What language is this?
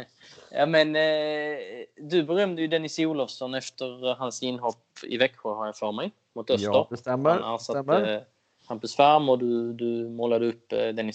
Swedish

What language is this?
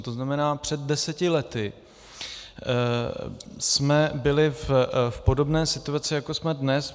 Czech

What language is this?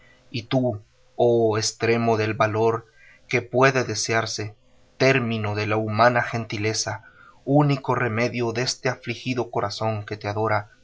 Spanish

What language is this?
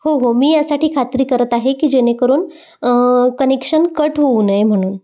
Marathi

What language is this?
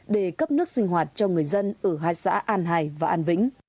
Vietnamese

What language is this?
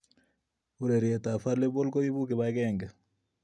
Kalenjin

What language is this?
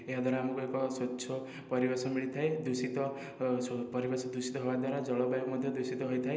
Odia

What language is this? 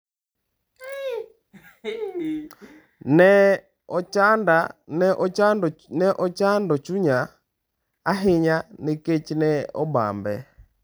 Luo (Kenya and Tanzania)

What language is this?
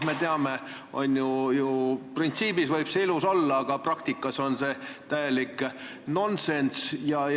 Estonian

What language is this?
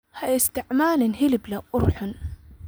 Somali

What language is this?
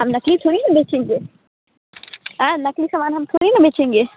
Hindi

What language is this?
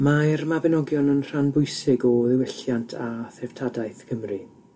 Welsh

